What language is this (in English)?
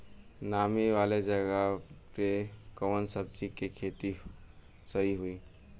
Bhojpuri